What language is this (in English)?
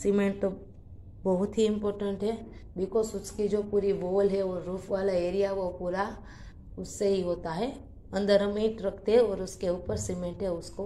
Hindi